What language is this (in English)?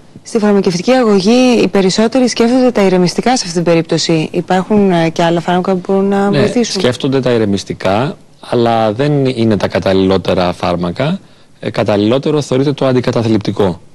Greek